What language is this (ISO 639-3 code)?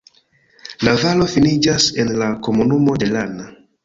epo